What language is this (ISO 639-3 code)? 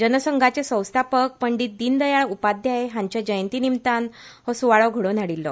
kok